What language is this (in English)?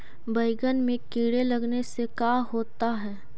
Magahi